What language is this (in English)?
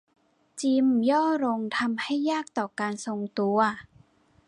Thai